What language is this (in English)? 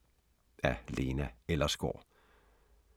Danish